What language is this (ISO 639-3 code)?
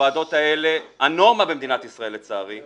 heb